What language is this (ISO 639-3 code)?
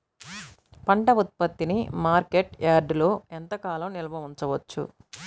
tel